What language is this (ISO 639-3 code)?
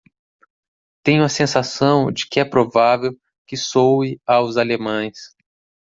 por